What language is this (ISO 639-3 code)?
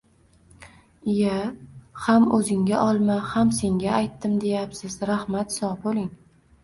uzb